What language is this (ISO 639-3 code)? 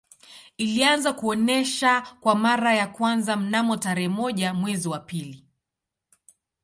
swa